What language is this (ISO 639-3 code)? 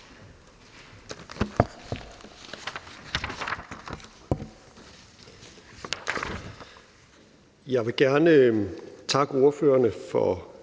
dan